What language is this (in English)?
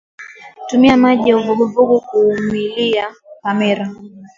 Swahili